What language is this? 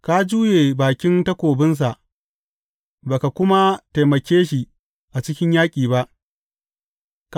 Hausa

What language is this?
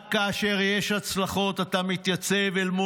Hebrew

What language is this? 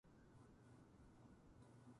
Japanese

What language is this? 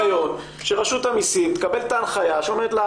Hebrew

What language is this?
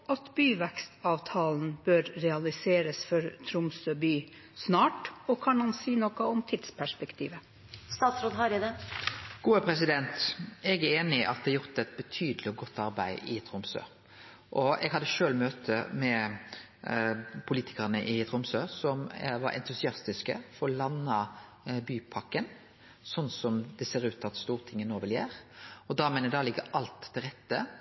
Norwegian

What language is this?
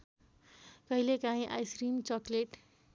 Nepali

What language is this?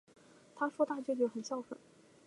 Chinese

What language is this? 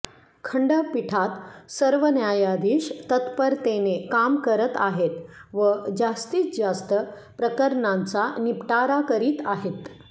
Marathi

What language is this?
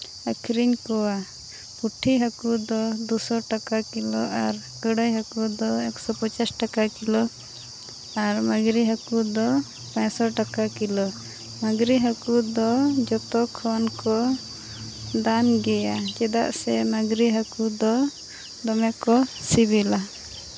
Santali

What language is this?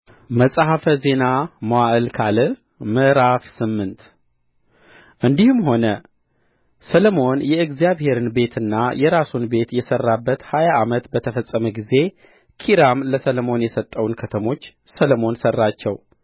Amharic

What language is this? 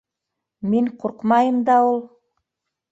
Bashkir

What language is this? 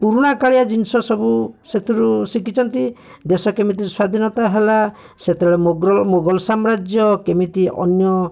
Odia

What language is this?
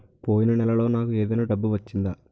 Telugu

